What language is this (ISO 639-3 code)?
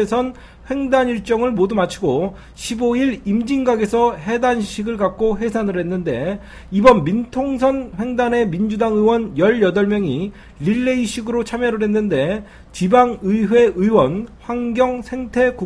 kor